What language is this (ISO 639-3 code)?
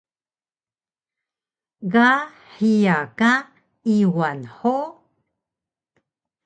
trv